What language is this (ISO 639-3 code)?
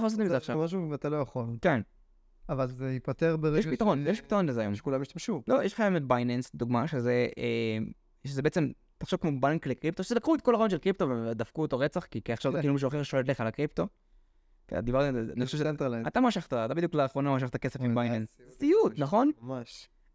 heb